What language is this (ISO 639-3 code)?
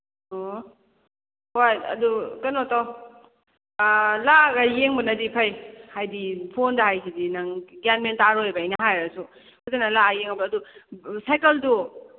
mni